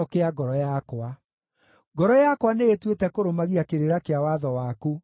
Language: Kikuyu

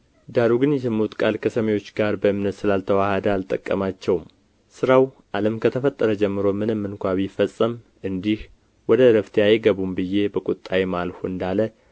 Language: Amharic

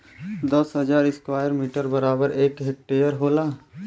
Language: Bhojpuri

